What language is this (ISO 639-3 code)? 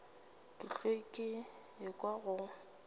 nso